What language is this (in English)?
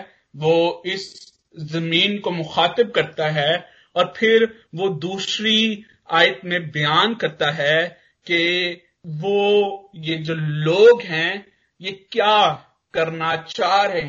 Hindi